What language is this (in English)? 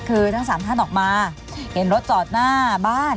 Thai